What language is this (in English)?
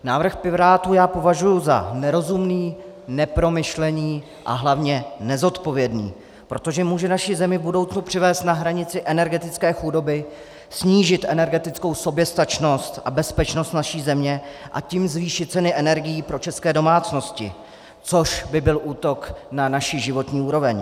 Czech